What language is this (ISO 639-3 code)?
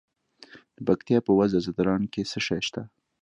pus